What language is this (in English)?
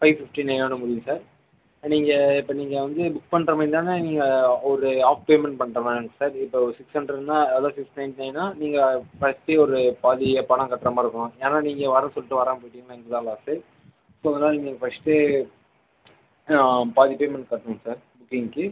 Tamil